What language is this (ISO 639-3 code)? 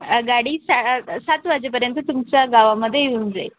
mar